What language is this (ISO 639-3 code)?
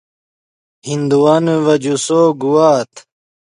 ydg